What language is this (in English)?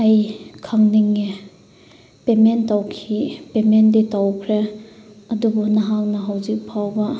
Manipuri